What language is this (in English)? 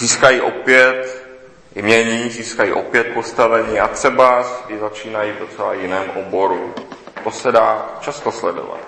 Czech